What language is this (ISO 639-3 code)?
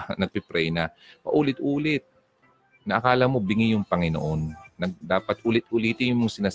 fil